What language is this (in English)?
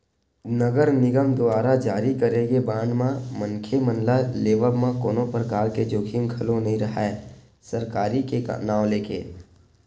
Chhattisgarhi